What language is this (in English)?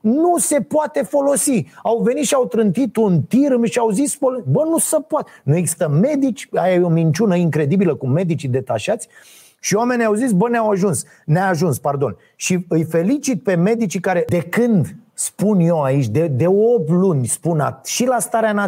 Romanian